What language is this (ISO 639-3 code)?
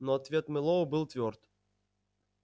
rus